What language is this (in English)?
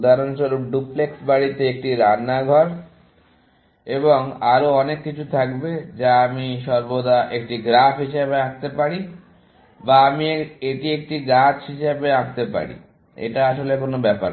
Bangla